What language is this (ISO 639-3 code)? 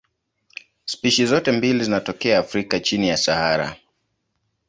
swa